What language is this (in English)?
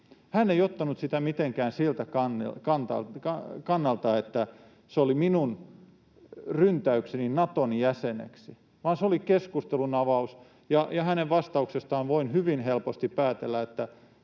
Finnish